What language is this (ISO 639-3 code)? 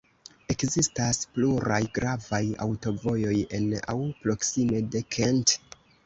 epo